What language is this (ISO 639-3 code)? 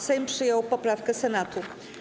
pol